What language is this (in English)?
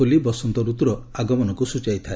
Odia